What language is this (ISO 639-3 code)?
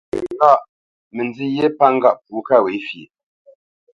bce